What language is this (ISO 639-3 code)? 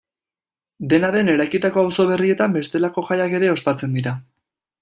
eus